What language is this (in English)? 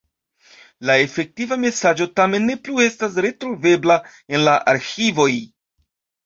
Esperanto